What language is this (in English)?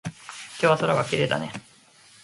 Japanese